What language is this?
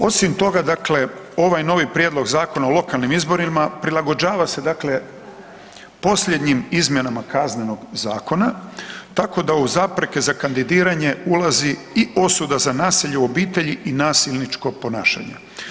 Croatian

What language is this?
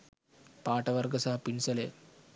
Sinhala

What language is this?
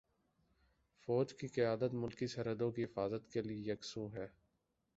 Urdu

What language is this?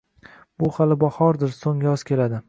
Uzbek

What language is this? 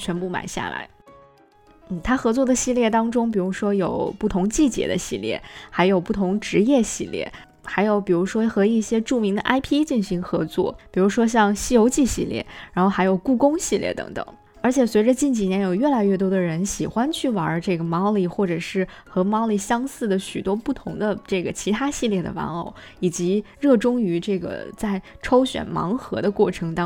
Chinese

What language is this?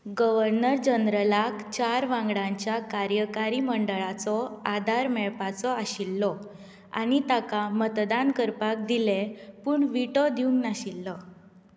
Konkani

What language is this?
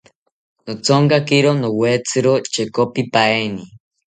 South Ucayali Ashéninka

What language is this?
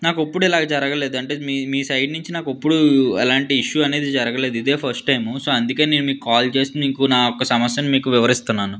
Telugu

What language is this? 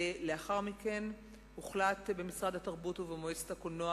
Hebrew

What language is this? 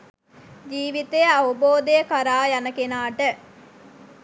Sinhala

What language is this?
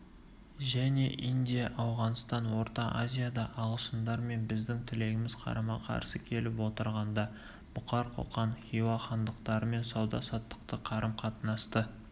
Kazakh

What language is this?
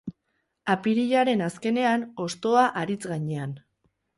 Basque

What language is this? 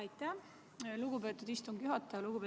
Estonian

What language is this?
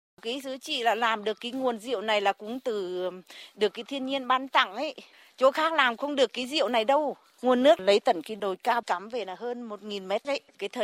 Vietnamese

